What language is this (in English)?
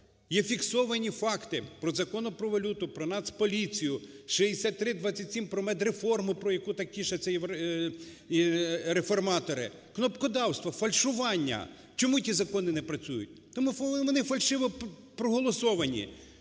Ukrainian